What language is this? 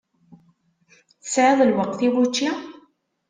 Kabyle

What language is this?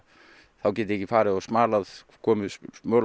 Icelandic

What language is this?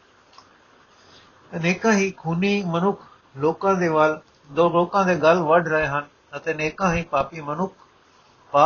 Punjabi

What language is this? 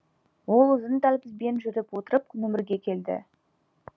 Kazakh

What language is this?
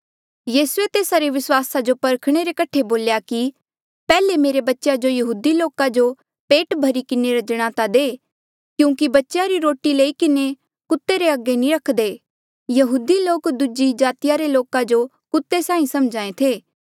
Mandeali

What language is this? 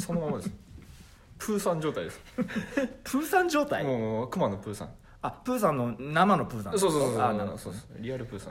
Japanese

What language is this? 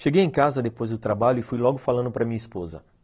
Portuguese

